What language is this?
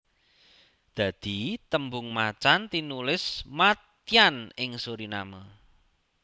Javanese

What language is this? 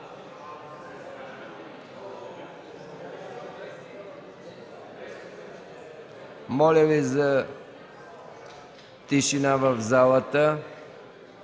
Bulgarian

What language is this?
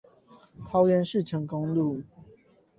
Chinese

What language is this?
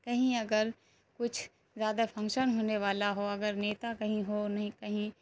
Urdu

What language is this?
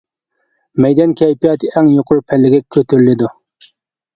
Uyghur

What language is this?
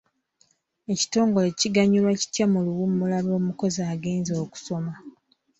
Ganda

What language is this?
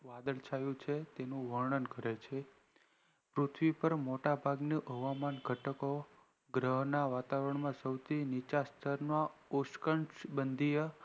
Gujarati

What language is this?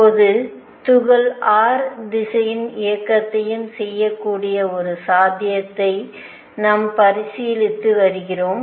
Tamil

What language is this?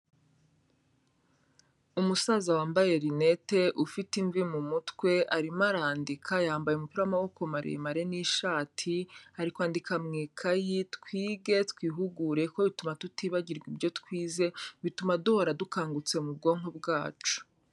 Kinyarwanda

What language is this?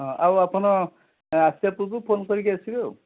Odia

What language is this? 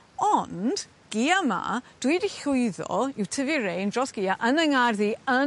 Welsh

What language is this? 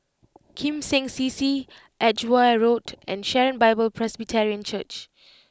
English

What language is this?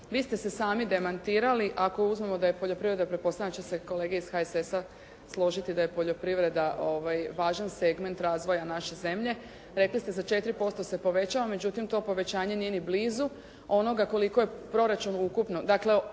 Croatian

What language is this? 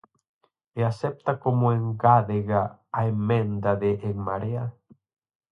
Galician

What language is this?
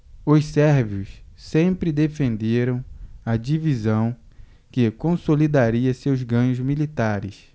Portuguese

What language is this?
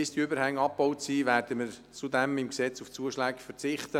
Swiss German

